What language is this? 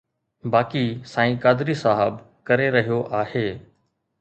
Sindhi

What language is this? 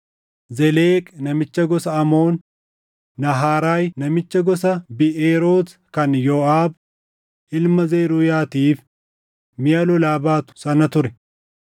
Oromo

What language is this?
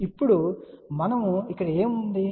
Telugu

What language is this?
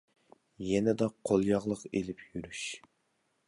Uyghur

